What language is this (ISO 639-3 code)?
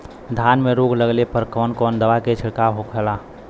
bho